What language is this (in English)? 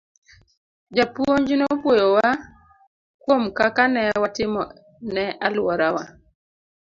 Luo (Kenya and Tanzania)